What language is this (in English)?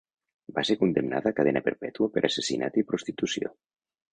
Catalan